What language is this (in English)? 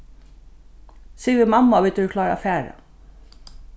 Faroese